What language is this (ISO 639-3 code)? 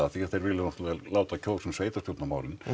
isl